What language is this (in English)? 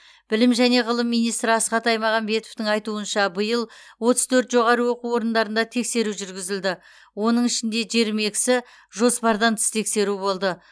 Kazakh